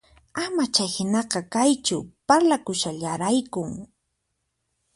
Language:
Puno Quechua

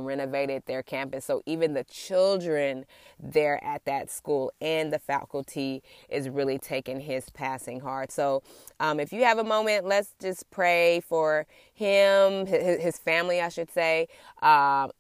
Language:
English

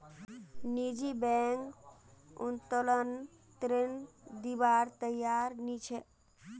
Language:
Magahi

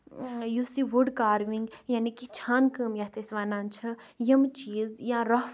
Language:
Kashmiri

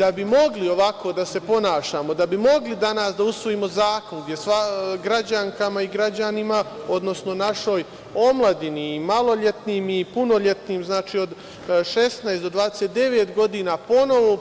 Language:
Serbian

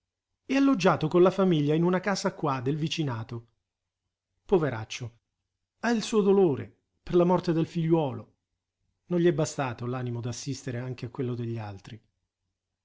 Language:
Italian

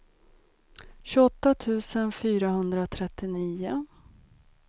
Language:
Swedish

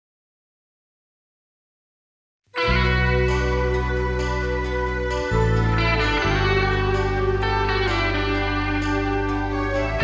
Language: Indonesian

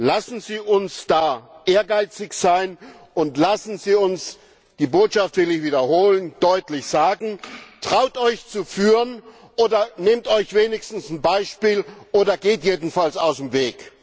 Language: German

